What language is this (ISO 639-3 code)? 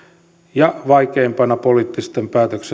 fin